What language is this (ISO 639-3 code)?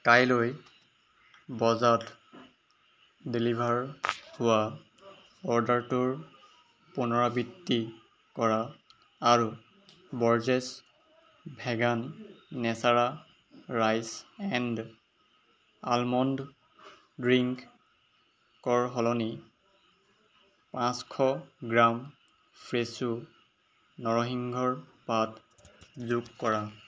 asm